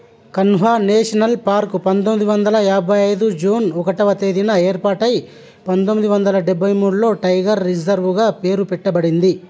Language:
Telugu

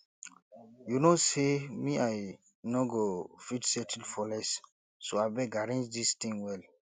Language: Nigerian Pidgin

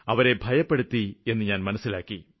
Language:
Malayalam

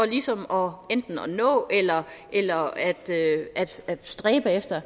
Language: Danish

